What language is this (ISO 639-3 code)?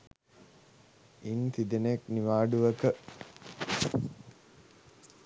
sin